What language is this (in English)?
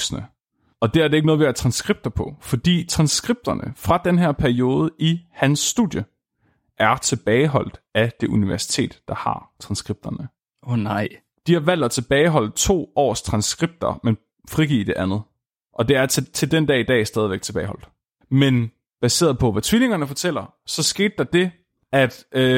Danish